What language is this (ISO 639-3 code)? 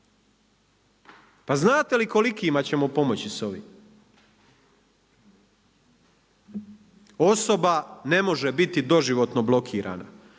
hrv